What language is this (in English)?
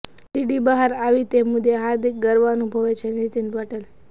Gujarati